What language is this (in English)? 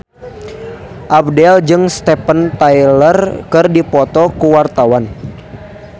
Sundanese